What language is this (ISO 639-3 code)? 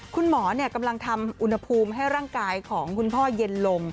tha